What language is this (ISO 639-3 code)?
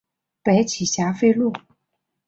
zho